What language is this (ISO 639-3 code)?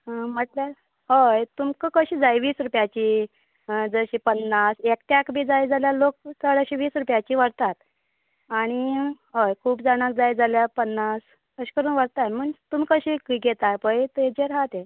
kok